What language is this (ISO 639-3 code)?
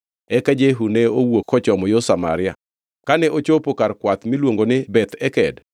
luo